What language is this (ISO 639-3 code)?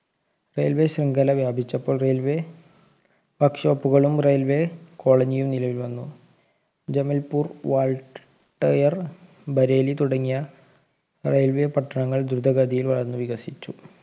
mal